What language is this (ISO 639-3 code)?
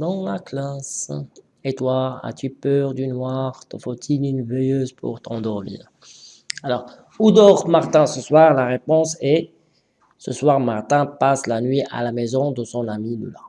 fra